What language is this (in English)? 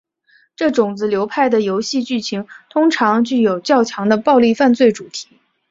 Chinese